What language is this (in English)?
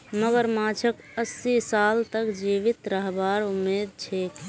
Magahi